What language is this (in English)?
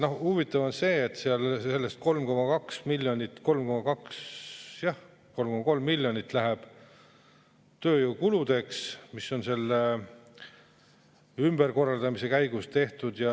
Estonian